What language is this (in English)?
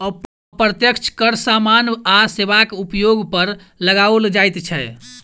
Maithili